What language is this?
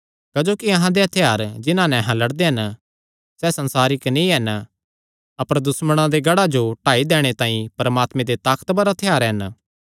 Kangri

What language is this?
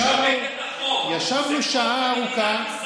Hebrew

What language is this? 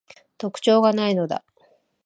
Japanese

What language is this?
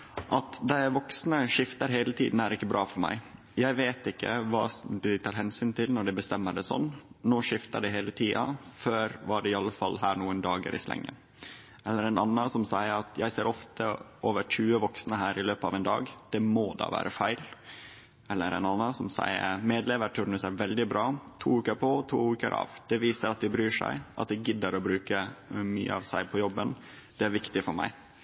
Norwegian Nynorsk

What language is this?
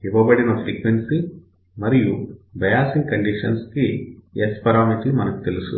Telugu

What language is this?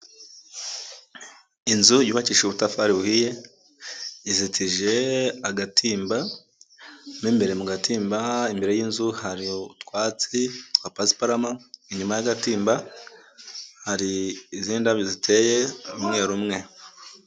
Kinyarwanda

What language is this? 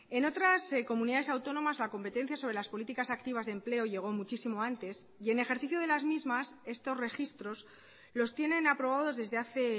Spanish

